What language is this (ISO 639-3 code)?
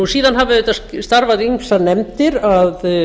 isl